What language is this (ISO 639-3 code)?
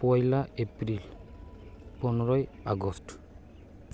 sat